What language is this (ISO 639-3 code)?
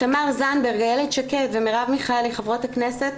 heb